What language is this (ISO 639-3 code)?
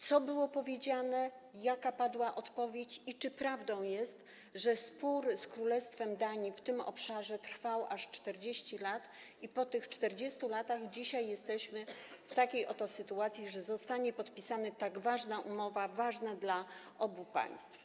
pol